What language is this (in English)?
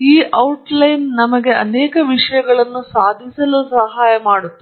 Kannada